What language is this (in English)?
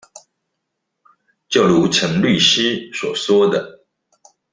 Chinese